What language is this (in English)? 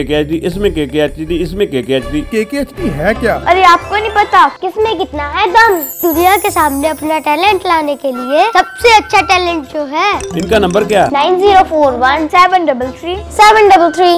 Hindi